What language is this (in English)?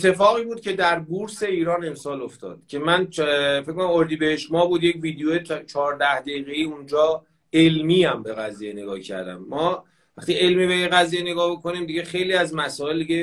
Persian